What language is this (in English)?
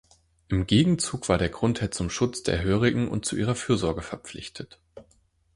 German